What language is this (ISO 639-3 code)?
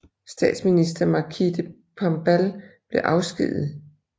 dan